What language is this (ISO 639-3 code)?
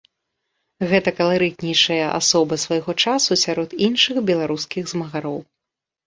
bel